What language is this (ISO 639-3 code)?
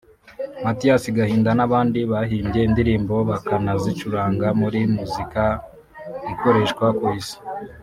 kin